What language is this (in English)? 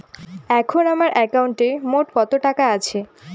Bangla